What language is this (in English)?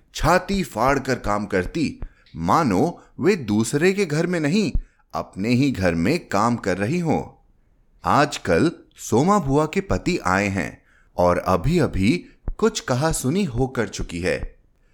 Hindi